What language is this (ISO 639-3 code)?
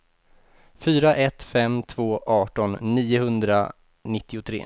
swe